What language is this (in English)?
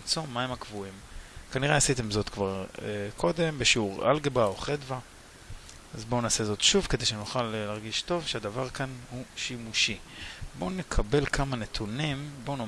Hebrew